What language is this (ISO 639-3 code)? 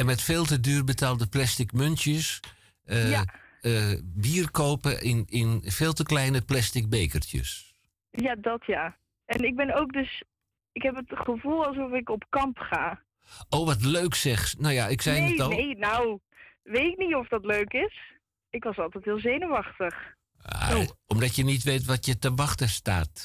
nld